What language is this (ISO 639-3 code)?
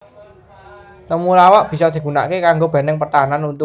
jav